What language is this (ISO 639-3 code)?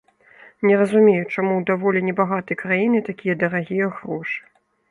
bel